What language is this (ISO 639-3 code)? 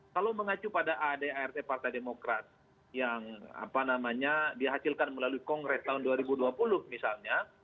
ind